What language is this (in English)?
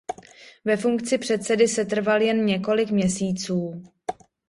Czech